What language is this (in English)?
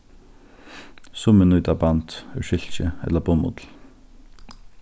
Faroese